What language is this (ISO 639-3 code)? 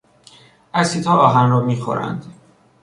fas